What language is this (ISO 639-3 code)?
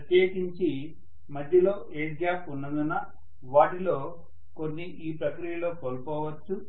tel